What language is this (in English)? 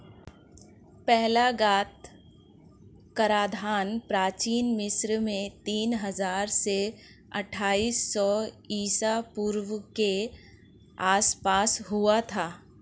Hindi